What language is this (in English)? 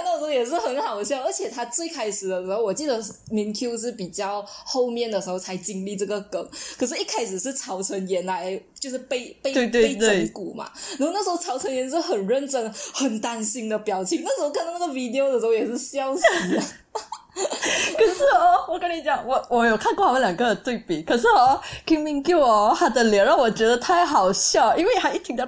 Chinese